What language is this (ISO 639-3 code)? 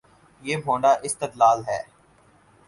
urd